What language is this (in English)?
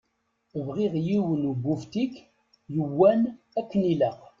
Kabyle